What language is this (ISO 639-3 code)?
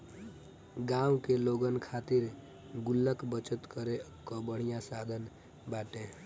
bho